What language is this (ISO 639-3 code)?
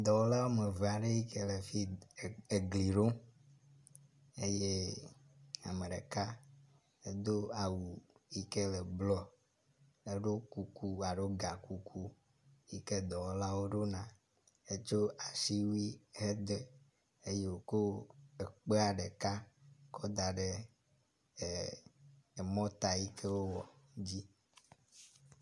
ewe